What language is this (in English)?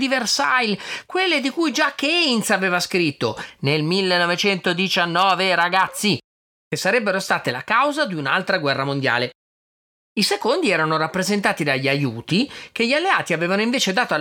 Italian